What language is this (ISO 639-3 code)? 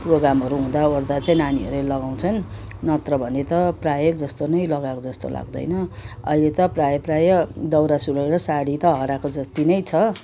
nep